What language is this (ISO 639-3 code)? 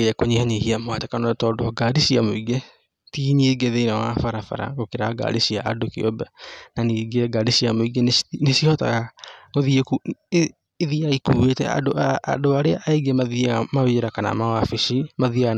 kik